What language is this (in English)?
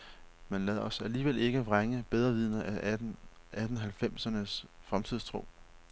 Danish